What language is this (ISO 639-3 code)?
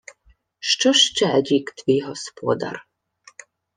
ukr